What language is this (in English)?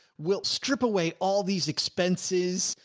English